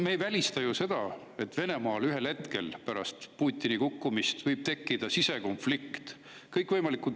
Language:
Estonian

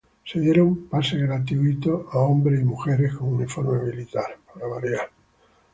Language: Spanish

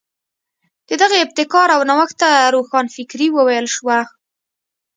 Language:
Pashto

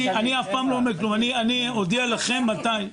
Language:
Hebrew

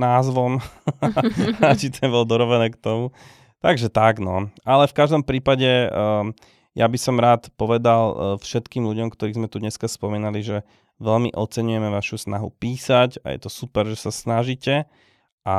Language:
Slovak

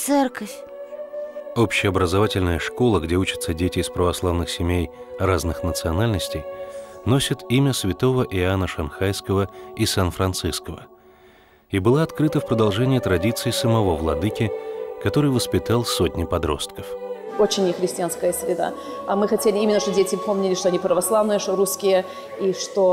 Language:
Russian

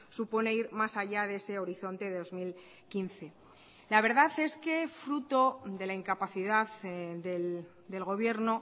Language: Spanish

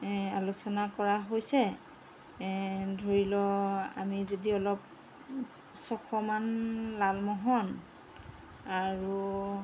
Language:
Assamese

